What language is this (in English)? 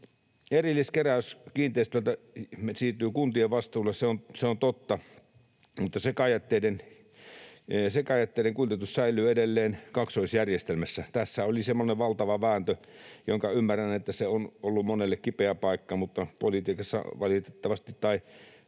Finnish